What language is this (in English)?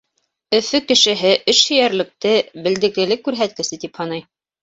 Bashkir